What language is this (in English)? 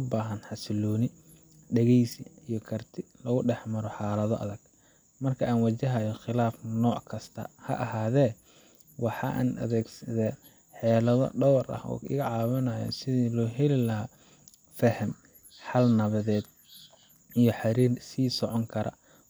Somali